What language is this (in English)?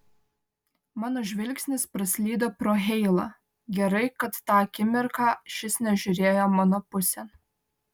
Lithuanian